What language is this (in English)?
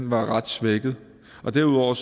Danish